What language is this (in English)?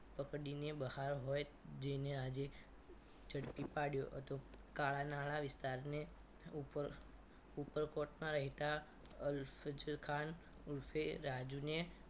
Gujarati